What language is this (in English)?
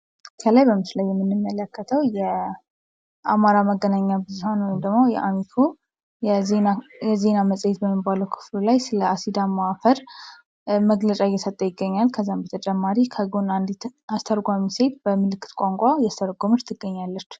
Amharic